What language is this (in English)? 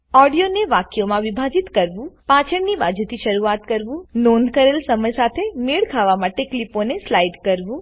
Gujarati